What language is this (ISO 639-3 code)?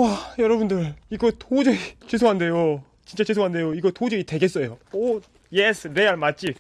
kor